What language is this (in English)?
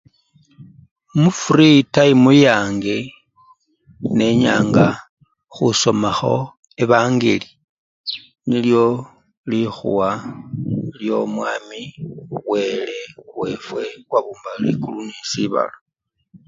Luyia